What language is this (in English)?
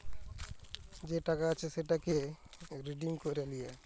Bangla